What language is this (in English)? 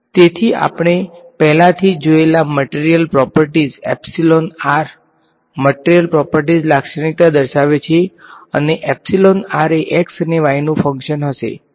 Gujarati